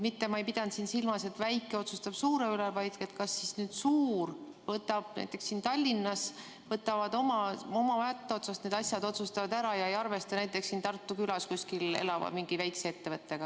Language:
Estonian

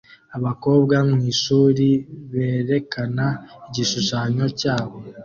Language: Kinyarwanda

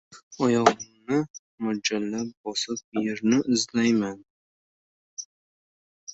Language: Uzbek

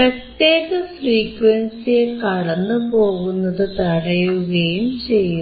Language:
Malayalam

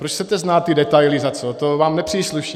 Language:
Czech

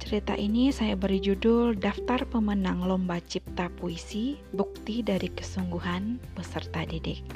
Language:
Indonesian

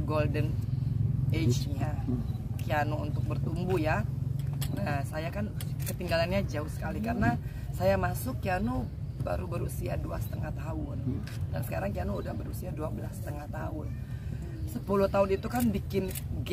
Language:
Indonesian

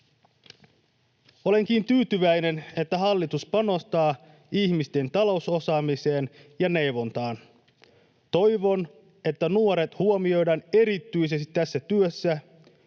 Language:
Finnish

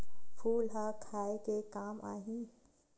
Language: Chhattisgarhi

